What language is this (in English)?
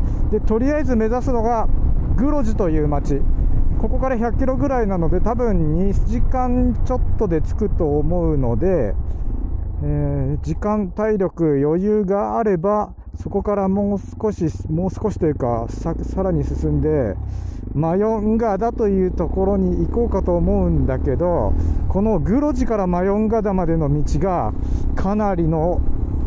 Japanese